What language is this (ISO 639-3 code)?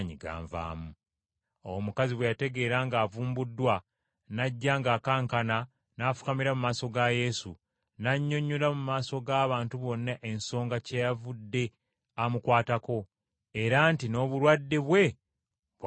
lug